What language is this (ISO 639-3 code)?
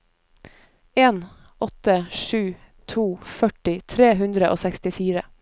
nor